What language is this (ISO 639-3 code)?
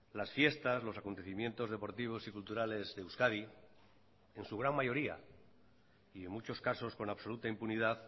spa